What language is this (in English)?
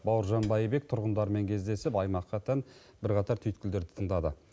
Kazakh